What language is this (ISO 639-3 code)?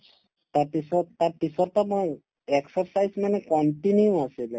asm